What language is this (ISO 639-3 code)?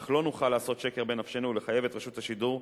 heb